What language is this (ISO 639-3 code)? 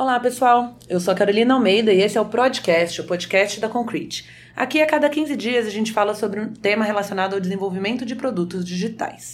por